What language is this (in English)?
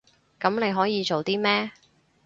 Cantonese